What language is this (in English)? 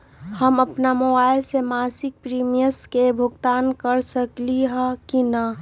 Magahi